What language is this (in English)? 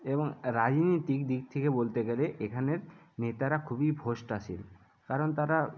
Bangla